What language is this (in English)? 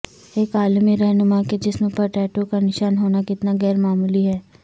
Urdu